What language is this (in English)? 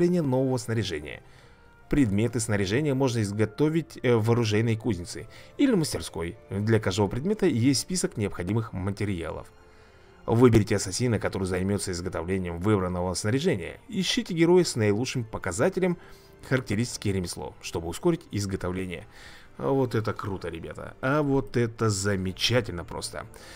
Russian